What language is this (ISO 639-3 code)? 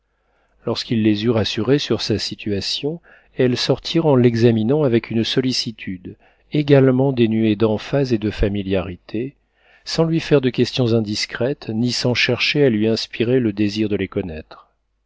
fra